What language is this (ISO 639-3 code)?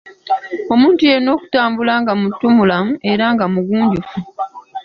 lug